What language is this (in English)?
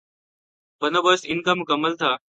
Urdu